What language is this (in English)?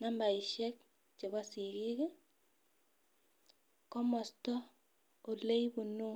Kalenjin